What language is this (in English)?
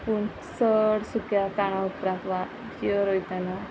Konkani